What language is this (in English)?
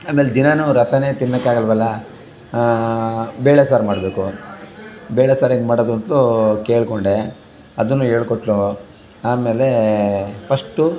Kannada